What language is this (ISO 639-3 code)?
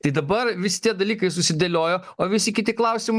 lit